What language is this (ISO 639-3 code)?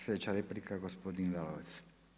hrv